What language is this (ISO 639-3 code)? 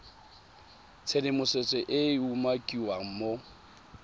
tsn